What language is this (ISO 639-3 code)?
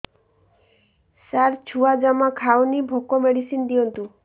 ori